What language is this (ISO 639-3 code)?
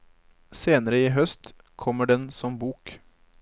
nor